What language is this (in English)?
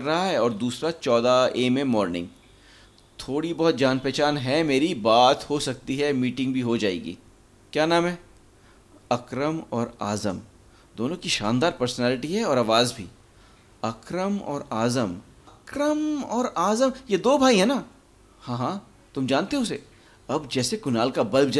Hindi